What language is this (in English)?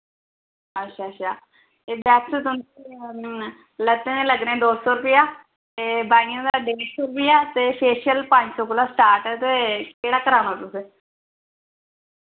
Dogri